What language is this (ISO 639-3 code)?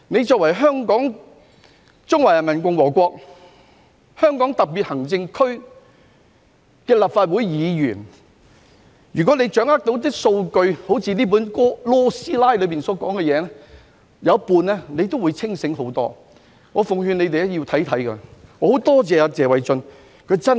yue